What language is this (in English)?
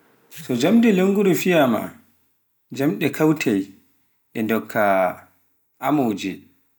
Pular